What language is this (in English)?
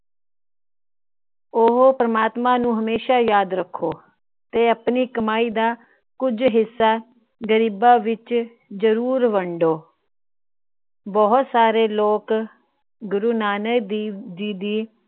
Punjabi